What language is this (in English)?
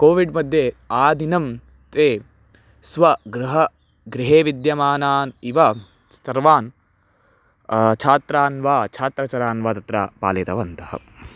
Sanskrit